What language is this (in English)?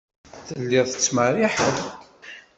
Kabyle